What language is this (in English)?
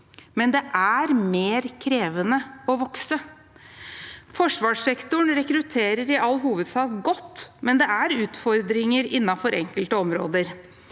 Norwegian